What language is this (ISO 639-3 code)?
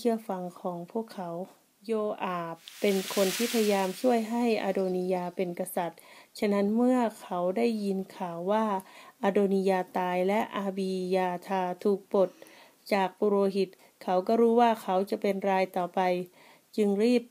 tha